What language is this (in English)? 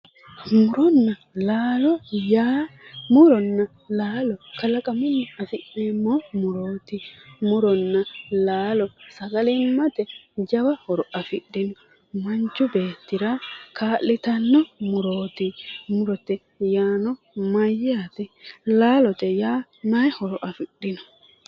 Sidamo